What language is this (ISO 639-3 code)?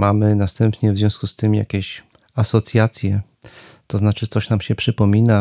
pol